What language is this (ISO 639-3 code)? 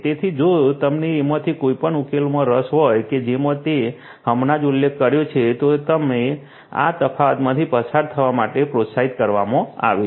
guj